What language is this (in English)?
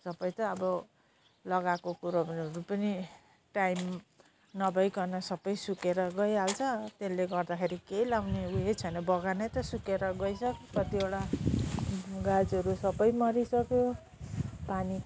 Nepali